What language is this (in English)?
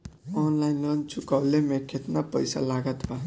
Bhojpuri